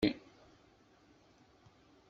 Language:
Kabyle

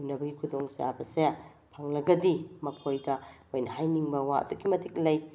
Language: Manipuri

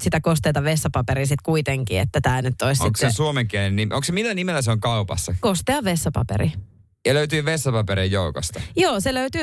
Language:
Finnish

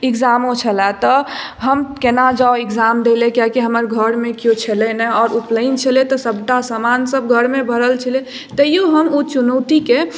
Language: Maithili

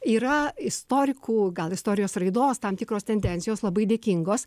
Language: Lithuanian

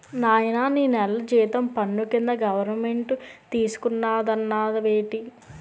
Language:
Telugu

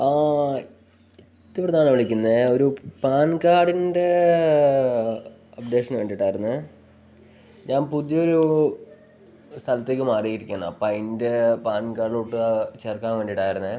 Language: Malayalam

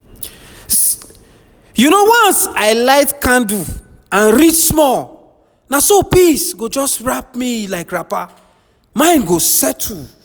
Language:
Nigerian Pidgin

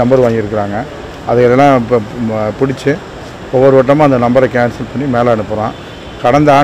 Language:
Korean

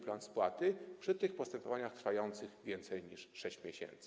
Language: Polish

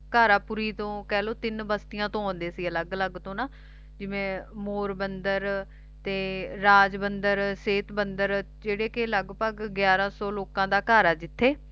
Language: Punjabi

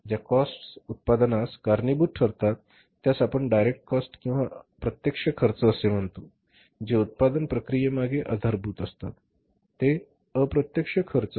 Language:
Marathi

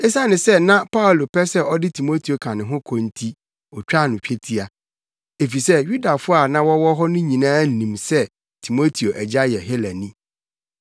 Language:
Akan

